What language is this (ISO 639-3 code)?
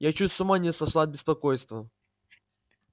rus